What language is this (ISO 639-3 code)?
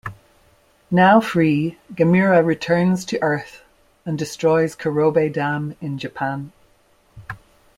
eng